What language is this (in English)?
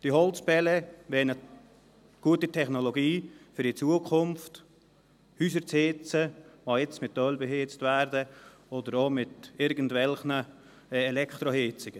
Swiss German